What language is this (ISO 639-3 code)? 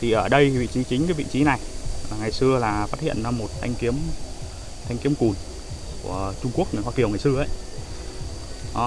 vie